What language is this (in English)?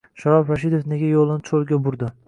Uzbek